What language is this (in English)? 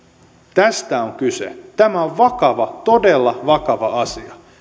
Finnish